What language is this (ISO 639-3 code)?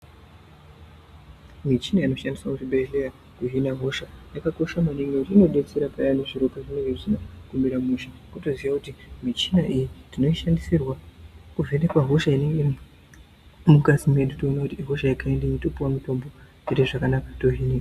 ndc